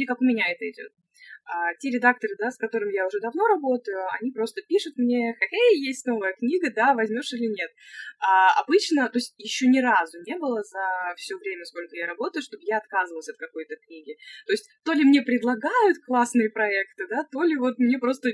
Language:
Russian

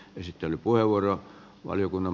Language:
Finnish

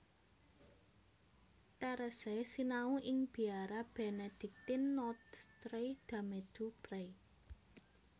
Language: Javanese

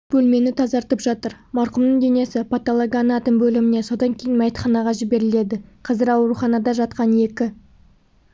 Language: Kazakh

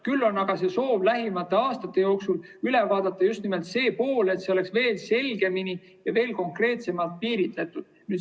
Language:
Estonian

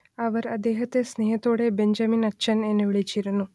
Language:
Malayalam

